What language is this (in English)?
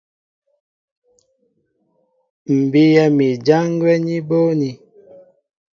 Mbo (Cameroon)